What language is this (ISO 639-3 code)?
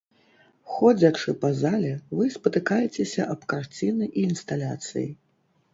bel